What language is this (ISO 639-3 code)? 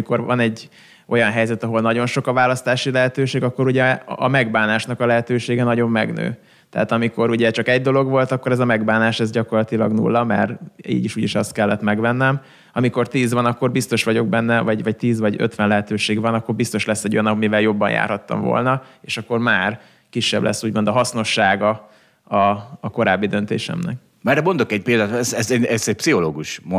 hun